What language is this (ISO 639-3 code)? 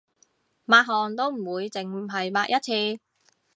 yue